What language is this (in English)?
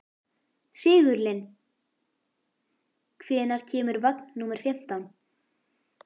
Icelandic